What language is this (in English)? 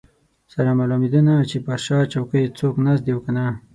Pashto